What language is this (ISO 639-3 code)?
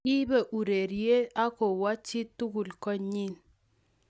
kln